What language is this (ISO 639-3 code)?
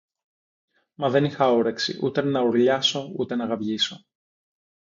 ell